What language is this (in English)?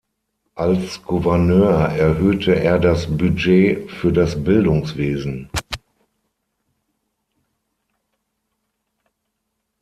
German